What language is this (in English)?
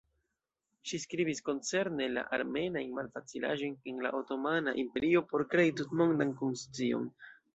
Esperanto